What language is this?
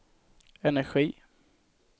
Swedish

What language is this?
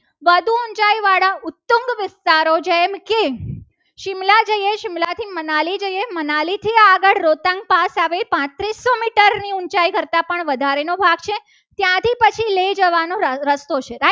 Gujarati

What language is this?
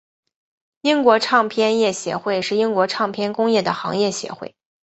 Chinese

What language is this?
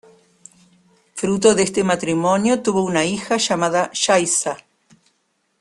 Spanish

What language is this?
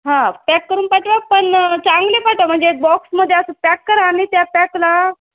Marathi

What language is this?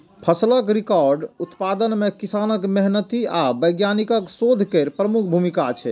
Maithili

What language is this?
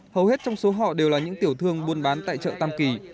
Vietnamese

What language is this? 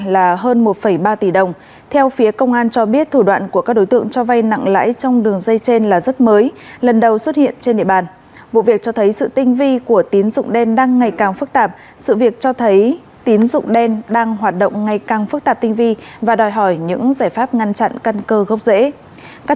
Vietnamese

